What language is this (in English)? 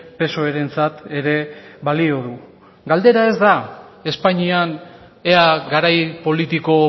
Basque